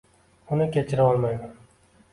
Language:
Uzbek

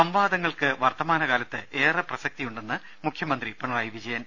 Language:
Malayalam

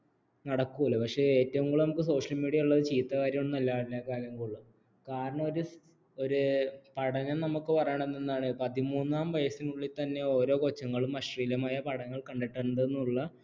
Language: Malayalam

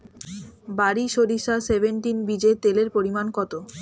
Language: Bangla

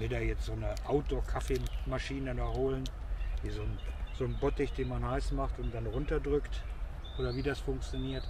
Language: German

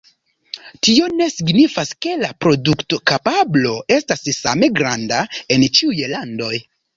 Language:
Esperanto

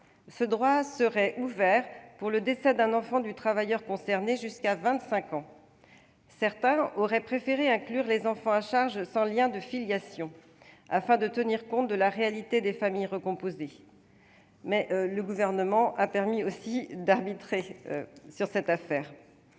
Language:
French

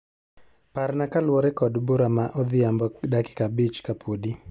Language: Luo (Kenya and Tanzania)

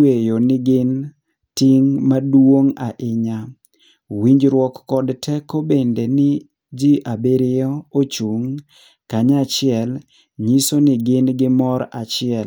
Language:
Luo (Kenya and Tanzania)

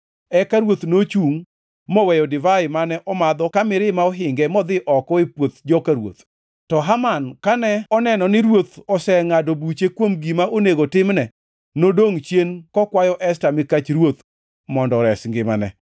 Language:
Luo (Kenya and Tanzania)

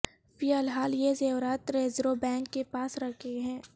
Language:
Urdu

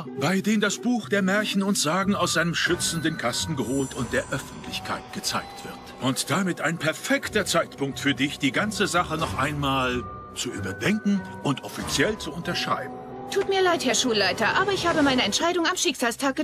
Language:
German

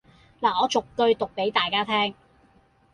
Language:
Cantonese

